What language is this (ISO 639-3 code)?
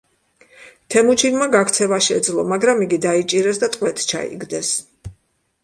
kat